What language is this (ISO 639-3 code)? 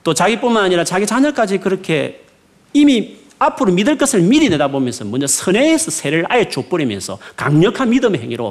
kor